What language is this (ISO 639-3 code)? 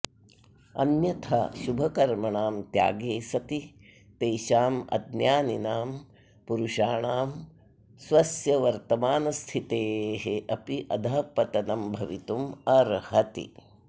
san